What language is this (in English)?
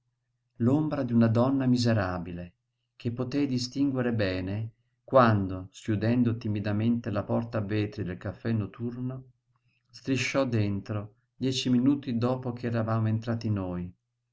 Italian